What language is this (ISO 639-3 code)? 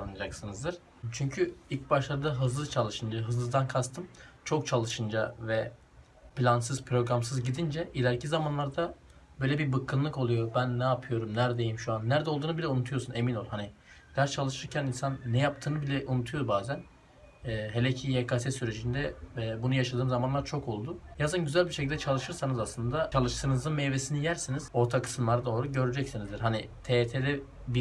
tur